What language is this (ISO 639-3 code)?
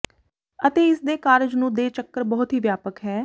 pan